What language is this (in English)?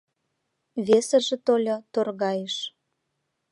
Mari